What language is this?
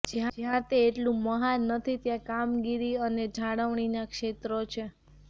Gujarati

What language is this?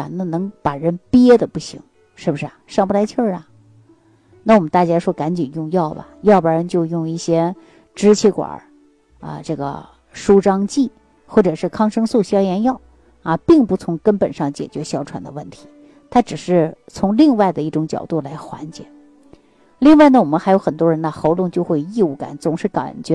Chinese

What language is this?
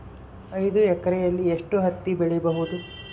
Kannada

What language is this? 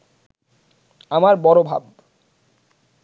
Bangla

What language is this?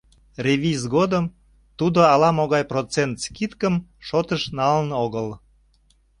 Mari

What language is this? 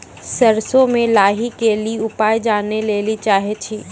Maithili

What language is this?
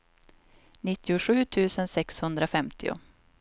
Swedish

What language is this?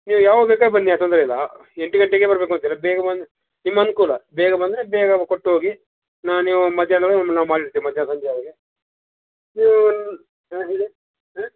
Kannada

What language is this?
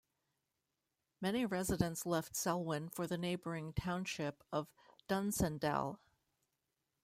English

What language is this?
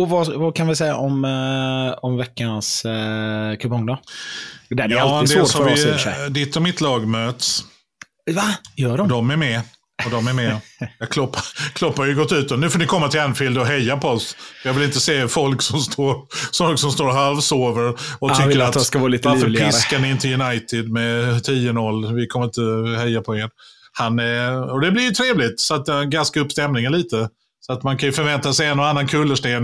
Swedish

